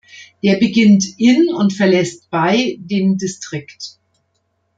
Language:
German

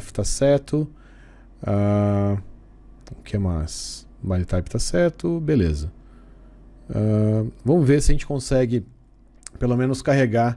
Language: Portuguese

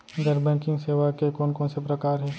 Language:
Chhattisgarhi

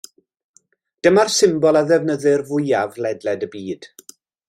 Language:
Welsh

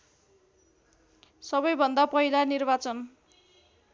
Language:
Nepali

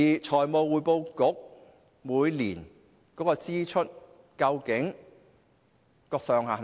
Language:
Cantonese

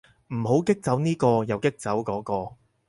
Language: Cantonese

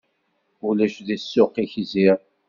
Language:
Kabyle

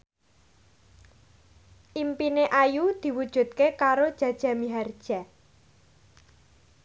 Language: Javanese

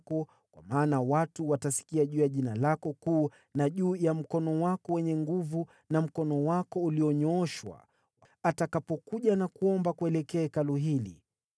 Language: Swahili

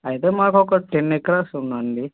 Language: Telugu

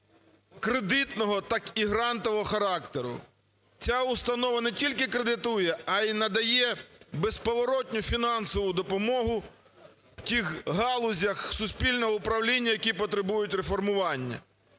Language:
Ukrainian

